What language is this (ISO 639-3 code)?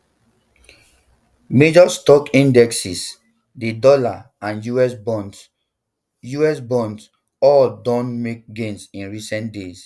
pcm